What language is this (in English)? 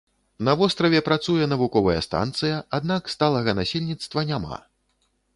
Belarusian